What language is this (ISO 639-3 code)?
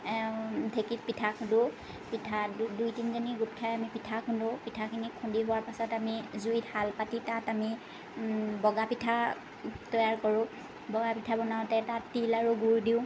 asm